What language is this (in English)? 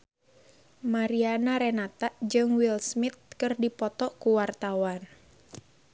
Sundanese